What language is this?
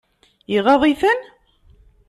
Kabyle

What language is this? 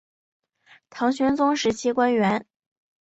Chinese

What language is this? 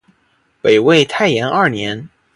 Chinese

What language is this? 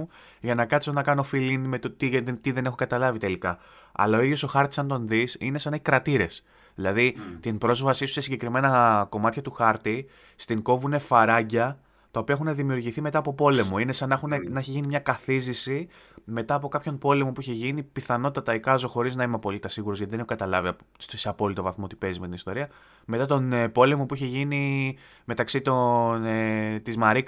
Greek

